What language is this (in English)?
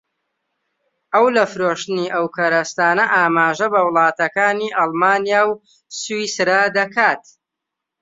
Central Kurdish